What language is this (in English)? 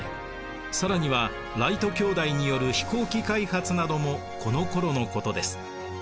Japanese